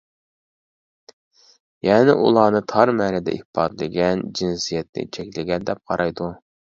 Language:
Uyghur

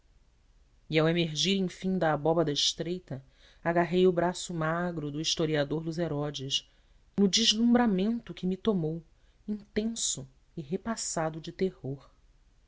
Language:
Portuguese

